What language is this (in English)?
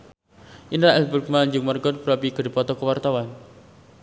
Sundanese